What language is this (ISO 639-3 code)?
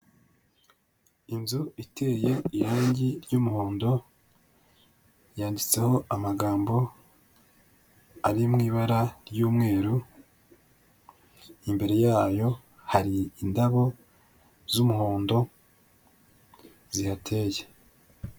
kin